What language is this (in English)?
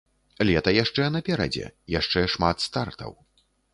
Belarusian